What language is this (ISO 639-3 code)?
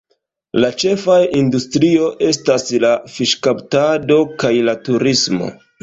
epo